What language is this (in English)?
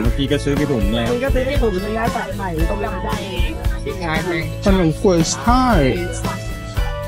Thai